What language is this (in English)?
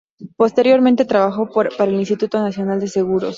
Spanish